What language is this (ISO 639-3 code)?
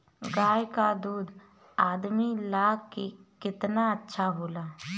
bho